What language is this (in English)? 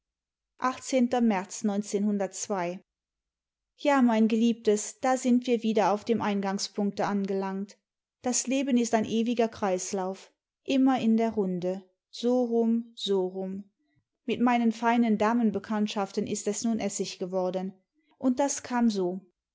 German